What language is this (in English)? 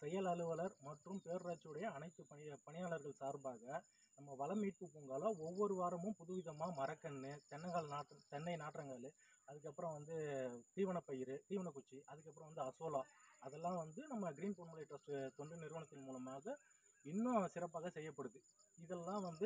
Arabic